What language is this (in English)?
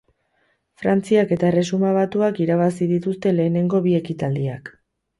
Basque